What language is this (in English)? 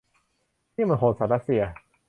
Thai